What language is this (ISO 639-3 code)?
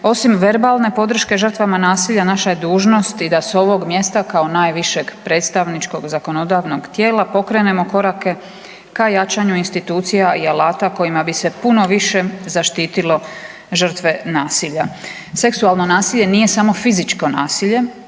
hrv